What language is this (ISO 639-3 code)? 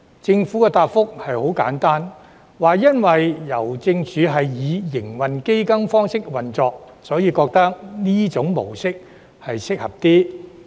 yue